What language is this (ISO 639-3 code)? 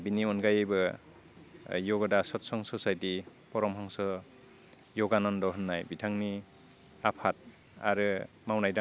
brx